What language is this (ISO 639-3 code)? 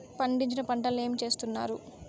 tel